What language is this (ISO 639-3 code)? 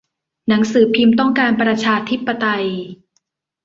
tha